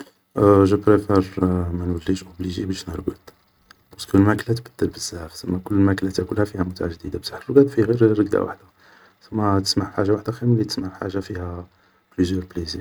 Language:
Algerian Arabic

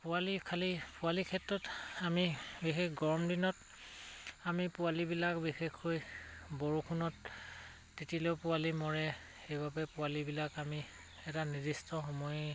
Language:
Assamese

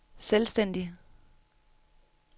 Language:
Danish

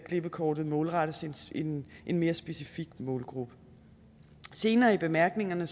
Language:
Danish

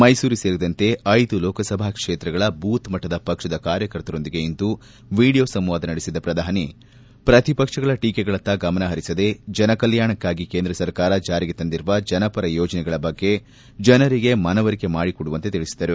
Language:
Kannada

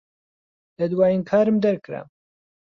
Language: Central Kurdish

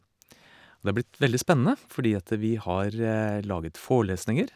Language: Norwegian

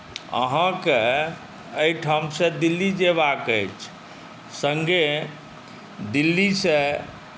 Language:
Maithili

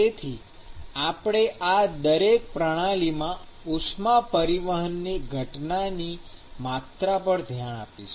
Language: Gujarati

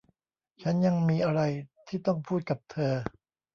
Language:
Thai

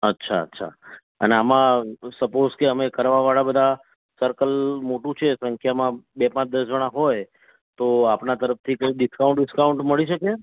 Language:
Gujarati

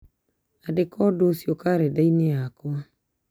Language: Kikuyu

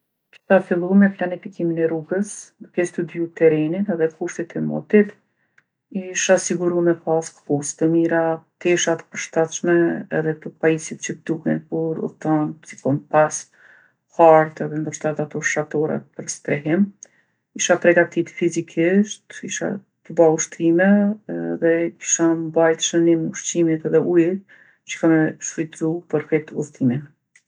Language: Gheg Albanian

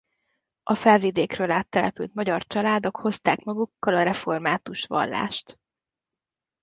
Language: Hungarian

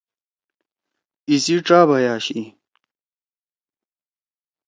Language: Torwali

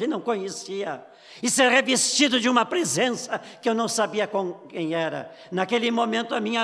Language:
Portuguese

